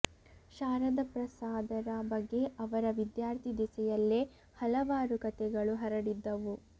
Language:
Kannada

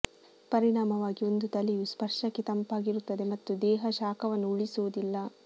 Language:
Kannada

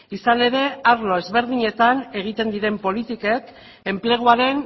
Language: Basque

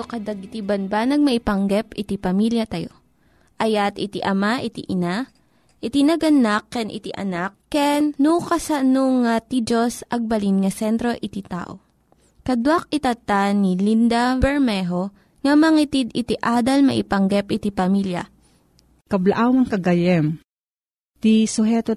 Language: Filipino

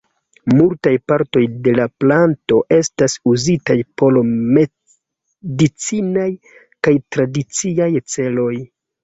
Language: Esperanto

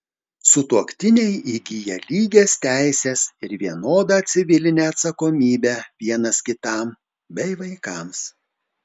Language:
Lithuanian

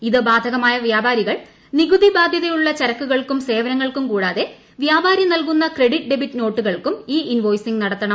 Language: Malayalam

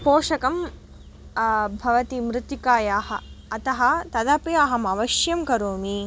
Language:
Sanskrit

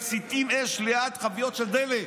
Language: Hebrew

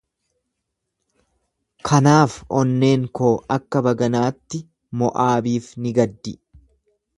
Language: Oromo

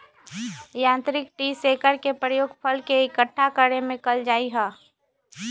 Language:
Magahi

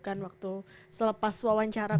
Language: Indonesian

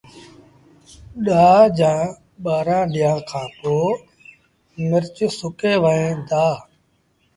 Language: Sindhi Bhil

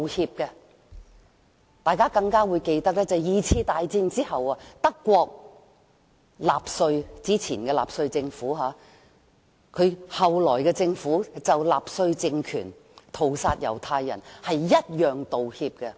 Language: Cantonese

